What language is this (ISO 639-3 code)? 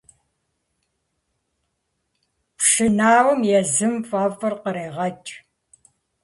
kbd